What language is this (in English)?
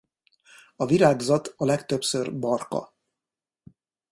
Hungarian